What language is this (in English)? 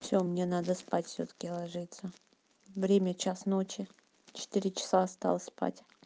Russian